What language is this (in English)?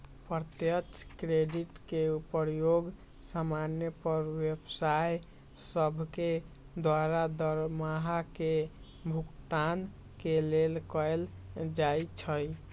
Magahi